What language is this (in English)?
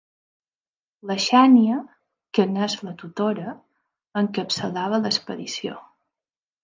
Catalan